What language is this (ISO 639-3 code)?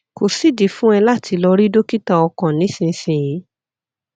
yor